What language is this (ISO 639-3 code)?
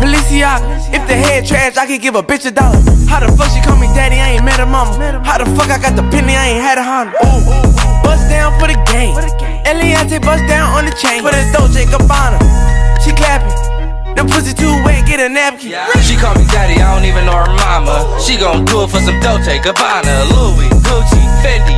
eng